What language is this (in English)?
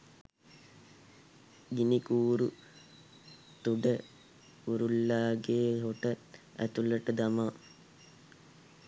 Sinhala